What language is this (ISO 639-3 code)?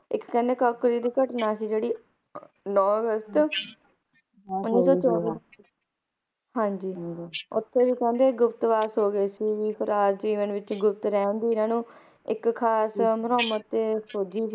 pan